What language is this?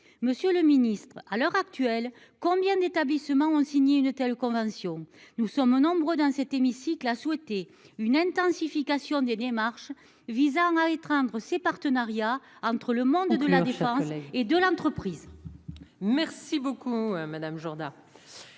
French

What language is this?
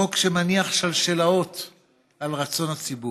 Hebrew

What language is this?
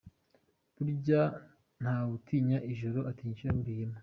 Kinyarwanda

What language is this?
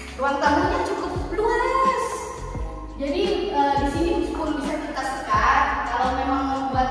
Indonesian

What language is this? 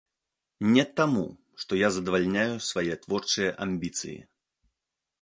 Belarusian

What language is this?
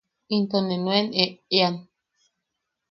Yaqui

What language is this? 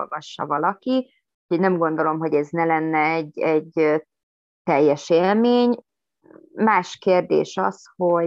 Hungarian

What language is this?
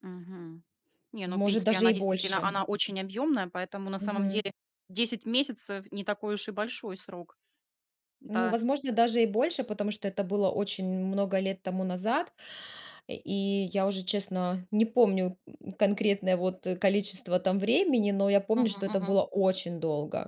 Russian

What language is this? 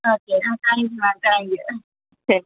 Malayalam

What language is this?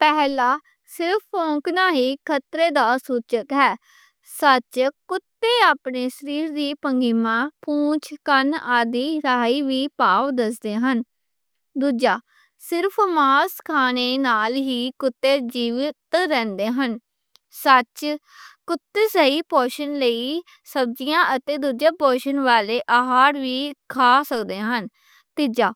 Western Panjabi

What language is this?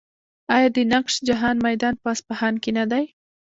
Pashto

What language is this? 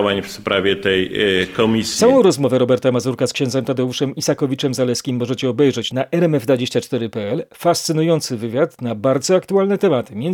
Polish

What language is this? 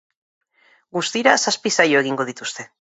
Basque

